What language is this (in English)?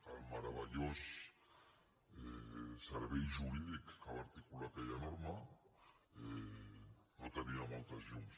Catalan